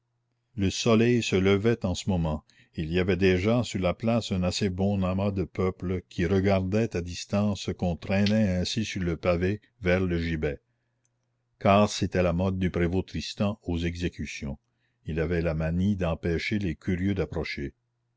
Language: French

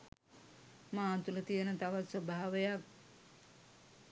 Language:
Sinhala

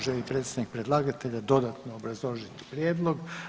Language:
Croatian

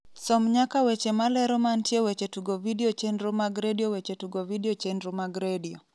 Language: Luo (Kenya and Tanzania)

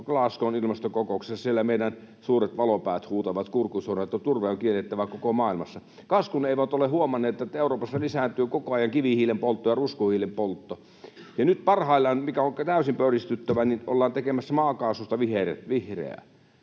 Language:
Finnish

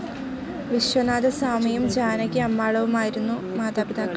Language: Malayalam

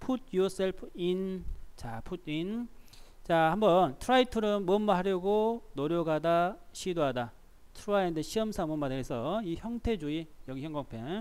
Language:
Korean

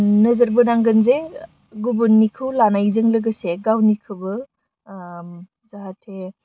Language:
Bodo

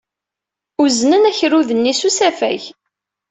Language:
Kabyle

